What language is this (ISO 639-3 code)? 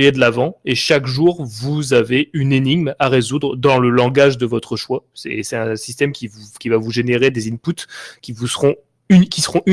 fra